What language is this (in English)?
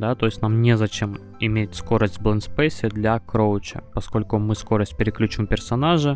Russian